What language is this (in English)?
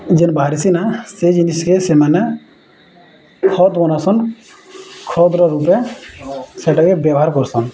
Odia